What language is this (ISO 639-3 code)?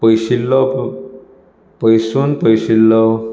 kok